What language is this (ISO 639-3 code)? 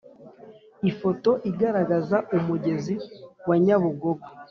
kin